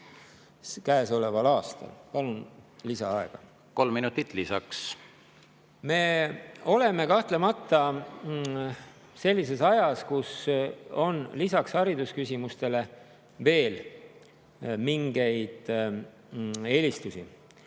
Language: Estonian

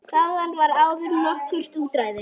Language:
Icelandic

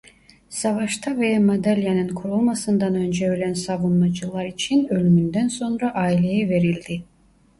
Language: Turkish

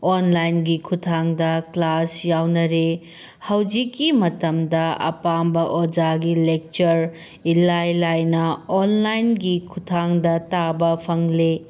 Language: Manipuri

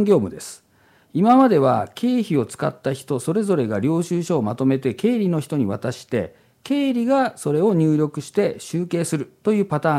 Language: Japanese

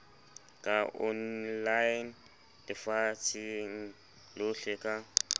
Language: Southern Sotho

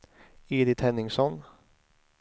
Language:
Swedish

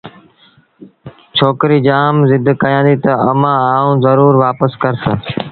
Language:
Sindhi Bhil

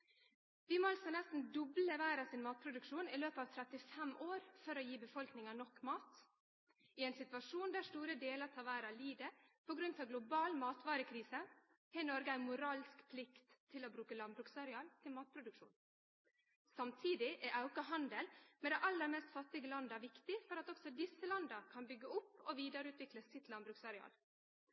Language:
Norwegian Nynorsk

